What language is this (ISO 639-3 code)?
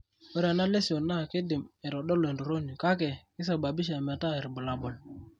mas